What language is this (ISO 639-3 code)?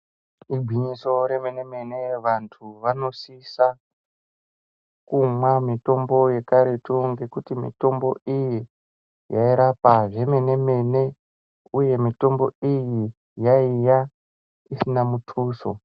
ndc